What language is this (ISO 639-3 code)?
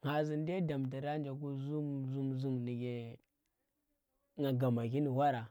ttr